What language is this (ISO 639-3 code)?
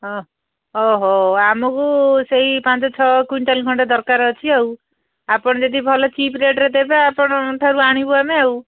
ori